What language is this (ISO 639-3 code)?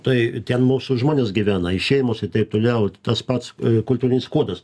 lit